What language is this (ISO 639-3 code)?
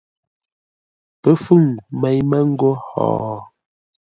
nla